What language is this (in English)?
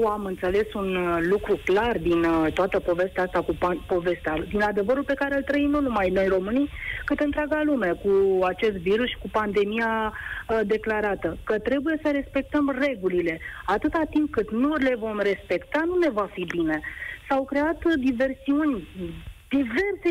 Romanian